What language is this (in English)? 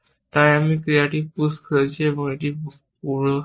Bangla